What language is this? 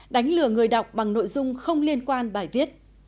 Vietnamese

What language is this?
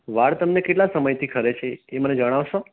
Gujarati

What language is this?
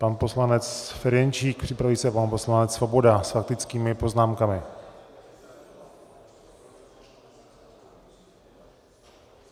Czech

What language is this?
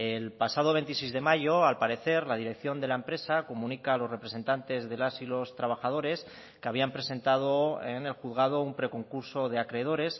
Spanish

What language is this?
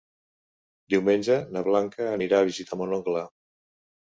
Catalan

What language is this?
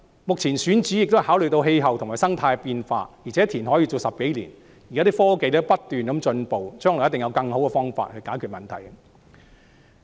Cantonese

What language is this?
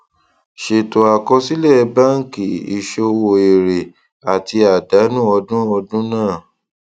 Yoruba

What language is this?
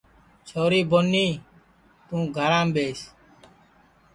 Sansi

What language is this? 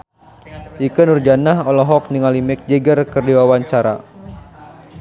Sundanese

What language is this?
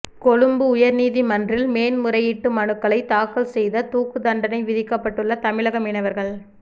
Tamil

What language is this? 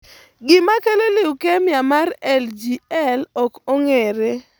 Luo (Kenya and Tanzania)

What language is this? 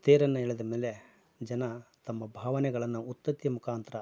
Kannada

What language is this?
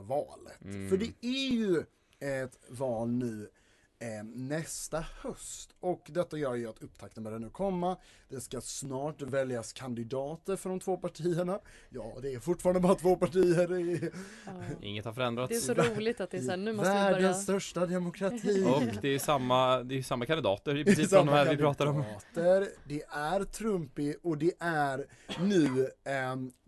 Swedish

